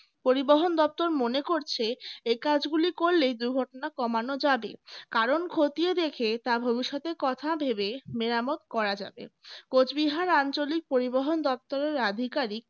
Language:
Bangla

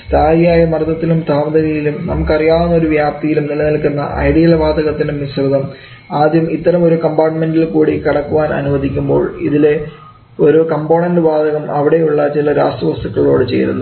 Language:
Malayalam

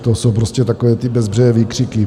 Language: Czech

